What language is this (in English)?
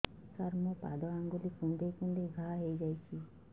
Odia